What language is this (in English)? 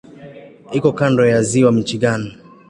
Swahili